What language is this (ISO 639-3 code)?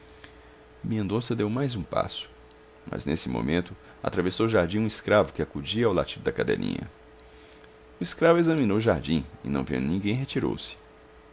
por